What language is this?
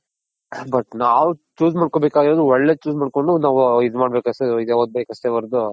Kannada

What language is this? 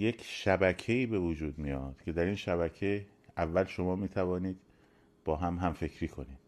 Persian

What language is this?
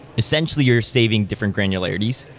English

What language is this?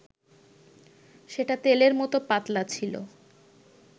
Bangla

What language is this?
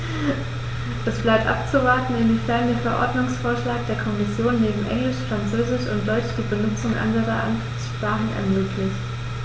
German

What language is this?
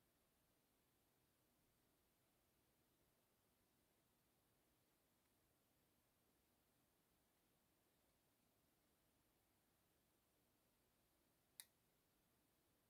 Korean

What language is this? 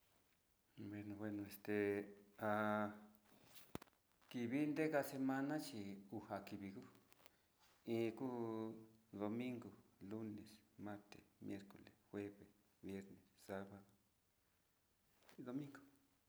Sinicahua Mixtec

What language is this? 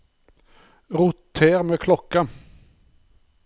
Norwegian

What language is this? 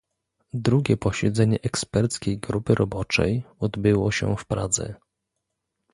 Polish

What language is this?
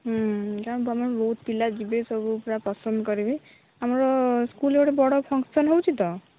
Odia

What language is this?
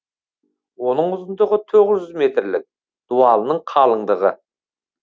Kazakh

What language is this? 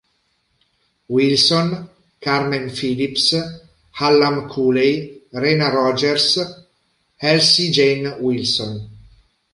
Italian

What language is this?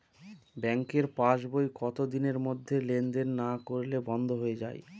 Bangla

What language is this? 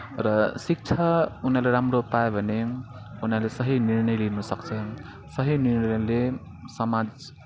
Nepali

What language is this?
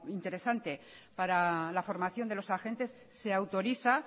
Spanish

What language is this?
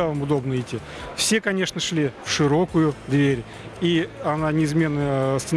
Russian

